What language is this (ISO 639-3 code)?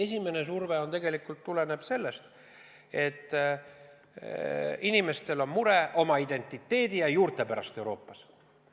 est